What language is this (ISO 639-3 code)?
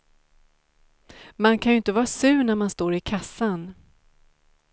swe